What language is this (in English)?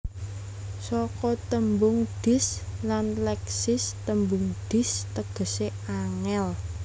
Javanese